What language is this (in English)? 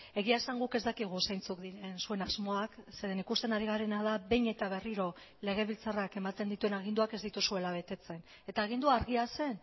Basque